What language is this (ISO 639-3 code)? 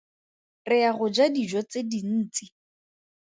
tsn